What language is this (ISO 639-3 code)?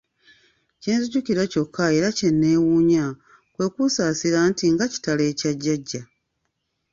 lug